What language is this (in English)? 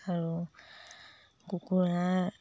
Assamese